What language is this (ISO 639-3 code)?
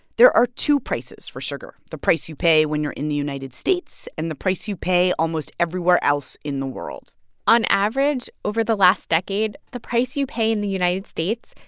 eng